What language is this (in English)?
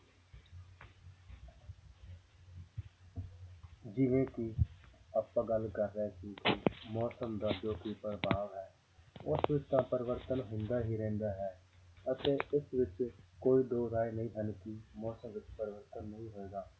Punjabi